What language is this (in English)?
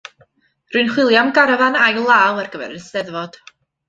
Welsh